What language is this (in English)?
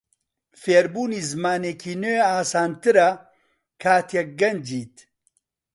Central Kurdish